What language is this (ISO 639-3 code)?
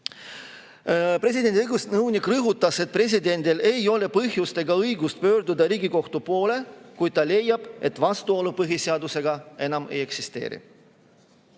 est